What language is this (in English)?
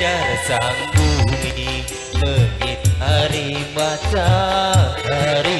Arabic